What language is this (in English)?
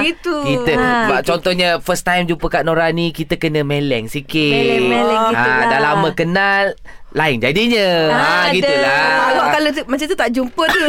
Malay